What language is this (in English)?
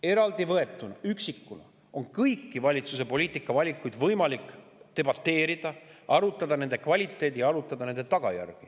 Estonian